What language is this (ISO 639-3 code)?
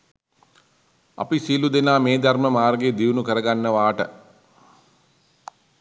sin